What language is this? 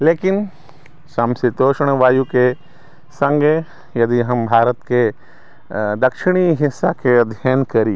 Maithili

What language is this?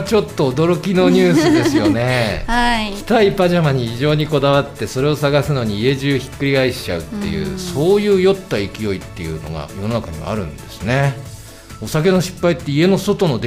Japanese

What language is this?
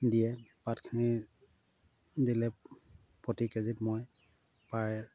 Assamese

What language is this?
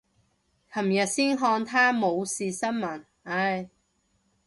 Cantonese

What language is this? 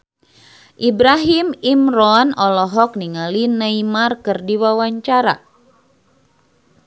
Sundanese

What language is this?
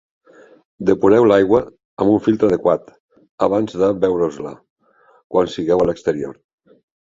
Catalan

